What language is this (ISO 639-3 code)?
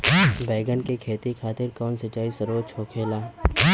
bho